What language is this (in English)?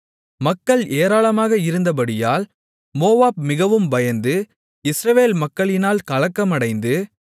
Tamil